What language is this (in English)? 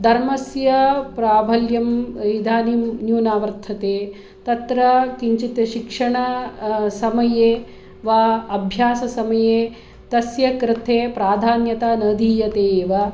Sanskrit